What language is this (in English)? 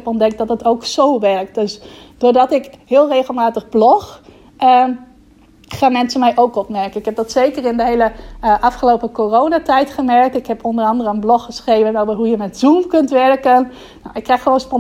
Dutch